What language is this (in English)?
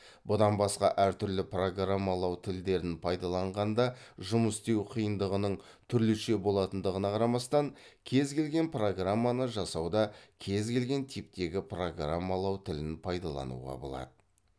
Kazakh